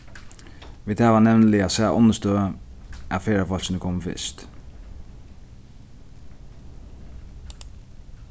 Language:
Faroese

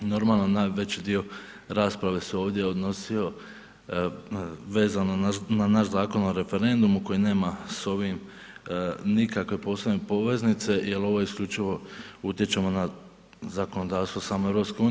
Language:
Croatian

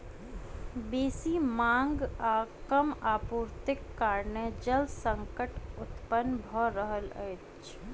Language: Maithili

